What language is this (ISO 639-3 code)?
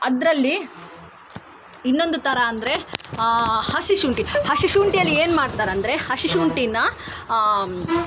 kan